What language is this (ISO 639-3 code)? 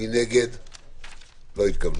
heb